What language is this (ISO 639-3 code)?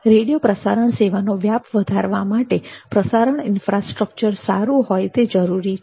guj